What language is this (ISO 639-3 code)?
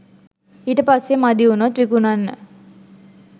sin